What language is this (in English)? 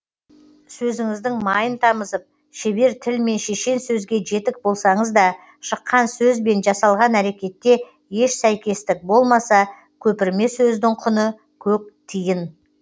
Kazakh